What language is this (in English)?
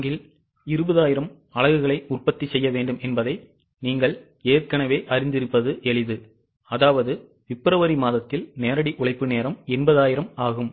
Tamil